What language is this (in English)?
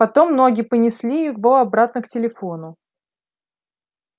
Russian